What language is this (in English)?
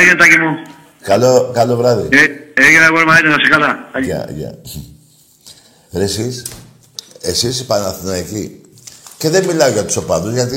Greek